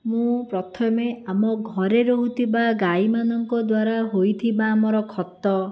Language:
Odia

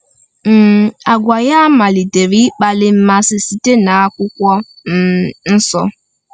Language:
Igbo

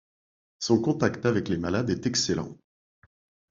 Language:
French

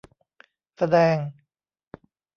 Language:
Thai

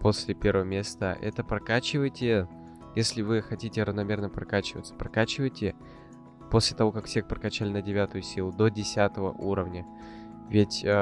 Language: Russian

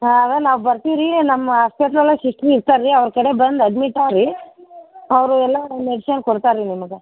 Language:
Kannada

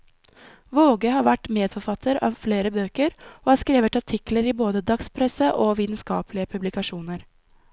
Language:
Norwegian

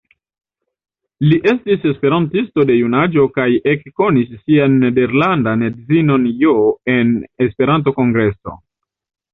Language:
Esperanto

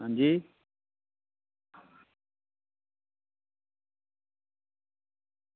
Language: Dogri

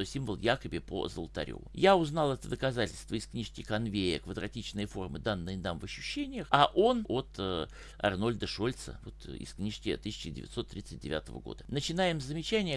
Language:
Russian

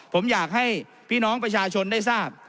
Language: Thai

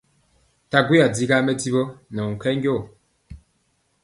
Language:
Mpiemo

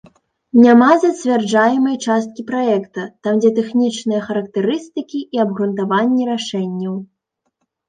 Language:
Belarusian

